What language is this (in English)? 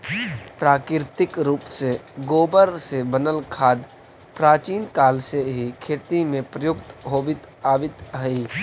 Magahi